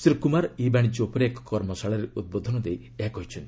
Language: Odia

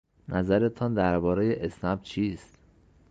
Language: Persian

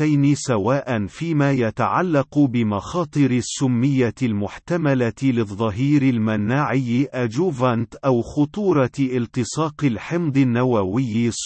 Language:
Arabic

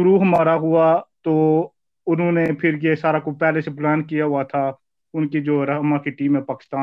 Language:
Urdu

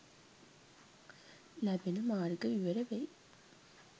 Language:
Sinhala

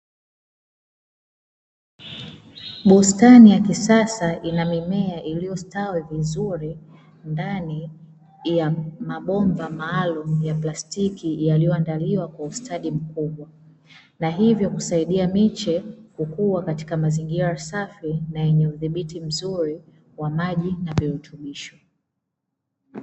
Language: Swahili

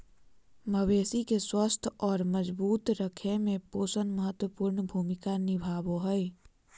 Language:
Magahi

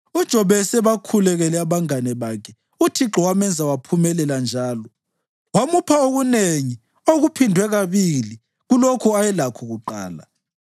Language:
North Ndebele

